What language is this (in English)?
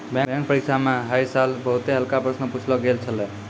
Maithili